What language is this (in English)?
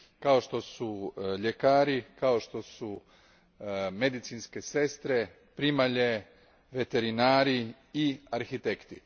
Croatian